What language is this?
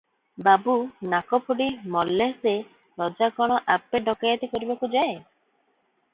Odia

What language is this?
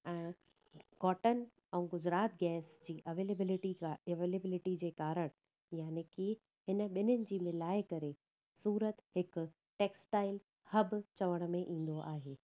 Sindhi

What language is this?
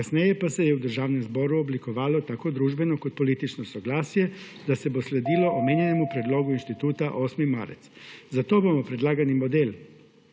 Slovenian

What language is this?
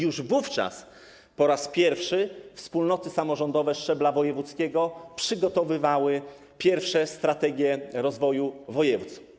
Polish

